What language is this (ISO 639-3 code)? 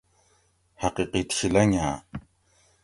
gwc